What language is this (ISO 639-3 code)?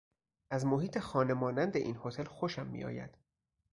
fas